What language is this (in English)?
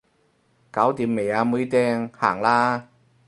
Cantonese